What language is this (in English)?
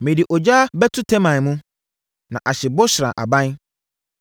Akan